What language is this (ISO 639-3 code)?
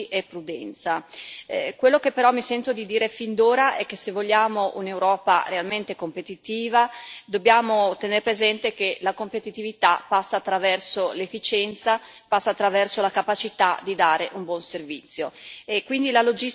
ita